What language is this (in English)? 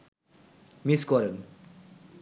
Bangla